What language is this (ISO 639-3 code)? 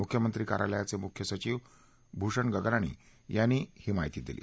mar